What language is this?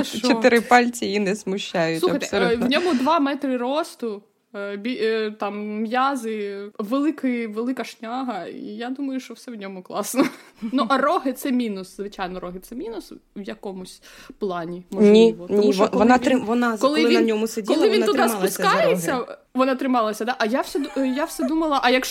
Ukrainian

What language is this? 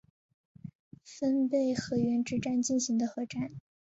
Chinese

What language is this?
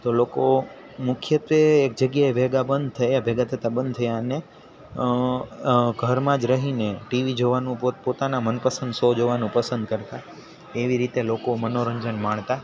Gujarati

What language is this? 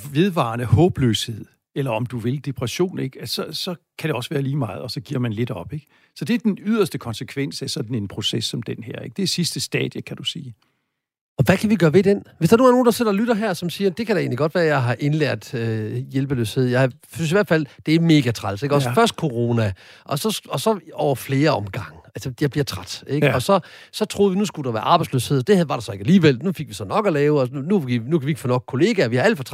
Danish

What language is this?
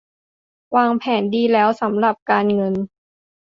Thai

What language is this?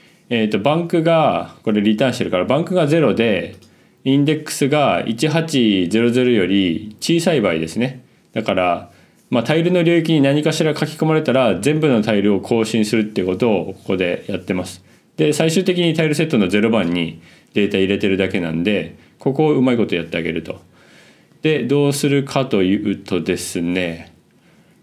Japanese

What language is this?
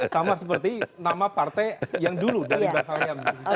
Indonesian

